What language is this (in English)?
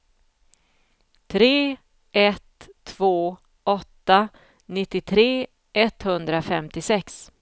Swedish